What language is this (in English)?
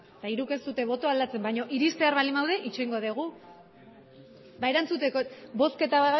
Basque